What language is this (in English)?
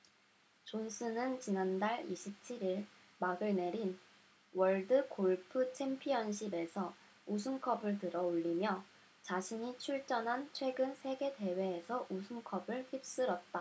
Korean